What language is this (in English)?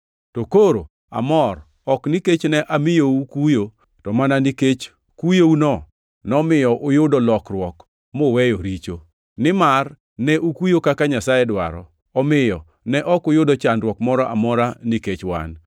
Luo (Kenya and Tanzania)